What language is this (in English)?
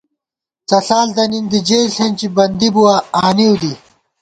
Gawar-Bati